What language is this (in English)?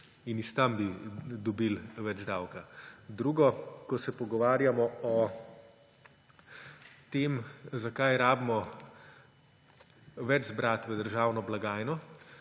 Slovenian